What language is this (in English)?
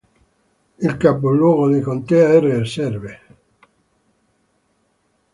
Italian